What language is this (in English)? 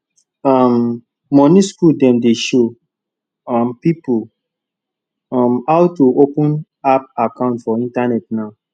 Nigerian Pidgin